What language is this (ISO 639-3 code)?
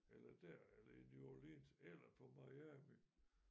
dan